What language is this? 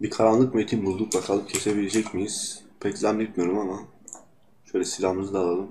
Turkish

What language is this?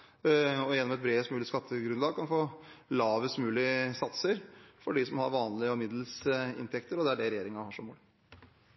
Norwegian Bokmål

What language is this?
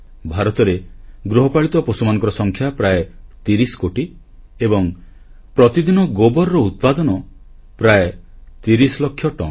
Odia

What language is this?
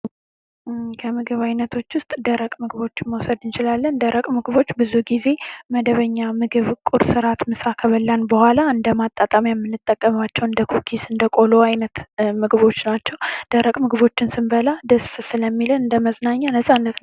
Amharic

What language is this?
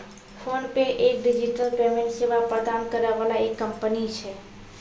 Maithili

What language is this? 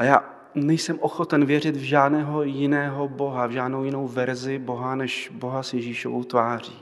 Czech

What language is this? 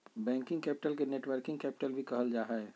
Magahi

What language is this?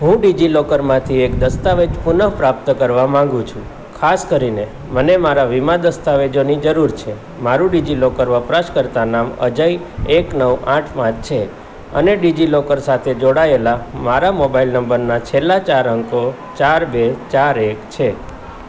Gujarati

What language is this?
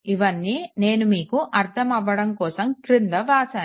Telugu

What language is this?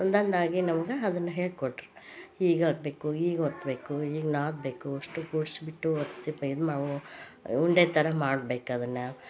Kannada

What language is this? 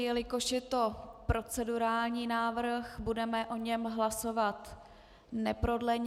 Czech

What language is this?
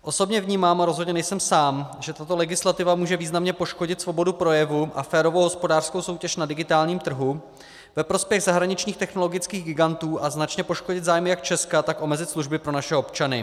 Czech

